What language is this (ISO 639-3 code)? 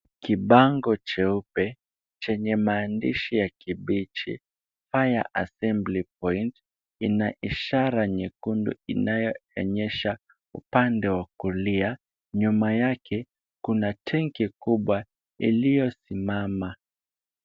swa